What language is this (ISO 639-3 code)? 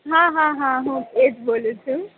guj